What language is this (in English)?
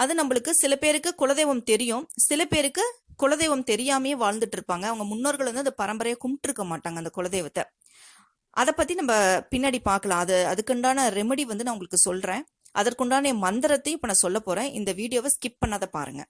Tamil